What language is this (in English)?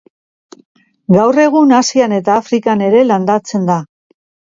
Basque